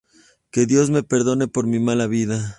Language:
Spanish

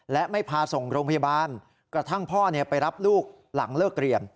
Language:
Thai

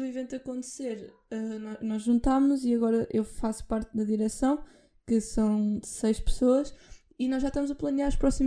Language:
Portuguese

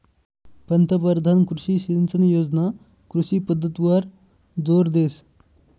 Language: Marathi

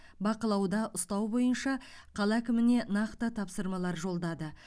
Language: Kazakh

